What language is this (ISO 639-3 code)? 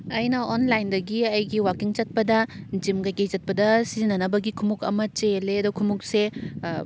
mni